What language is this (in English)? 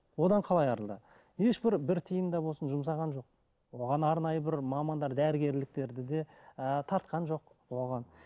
Kazakh